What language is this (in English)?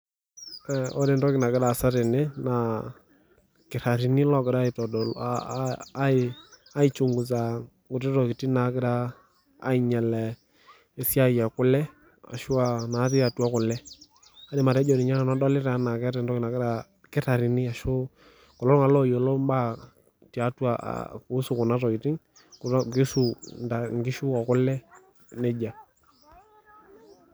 Masai